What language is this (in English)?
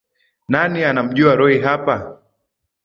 Swahili